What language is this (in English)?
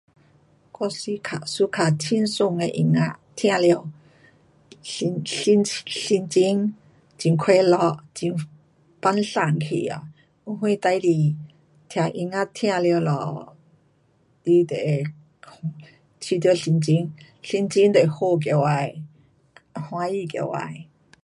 Pu-Xian Chinese